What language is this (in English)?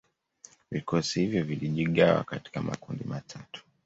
Swahili